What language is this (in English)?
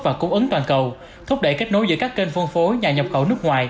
Vietnamese